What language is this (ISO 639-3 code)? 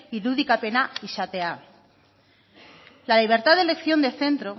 spa